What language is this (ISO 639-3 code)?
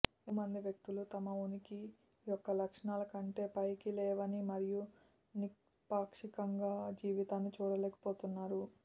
tel